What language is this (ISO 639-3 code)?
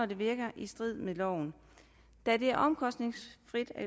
dan